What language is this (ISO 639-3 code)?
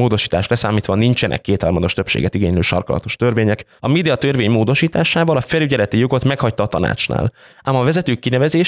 hun